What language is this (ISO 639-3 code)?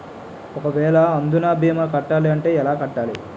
tel